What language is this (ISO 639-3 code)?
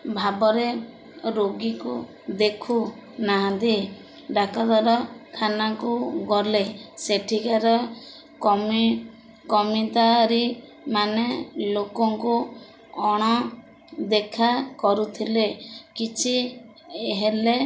ori